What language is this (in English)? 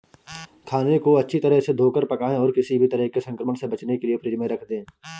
Hindi